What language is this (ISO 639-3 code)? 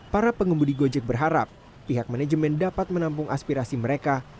ind